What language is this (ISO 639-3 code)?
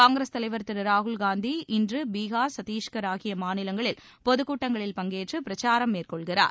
tam